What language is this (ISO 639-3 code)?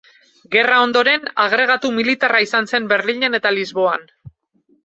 eus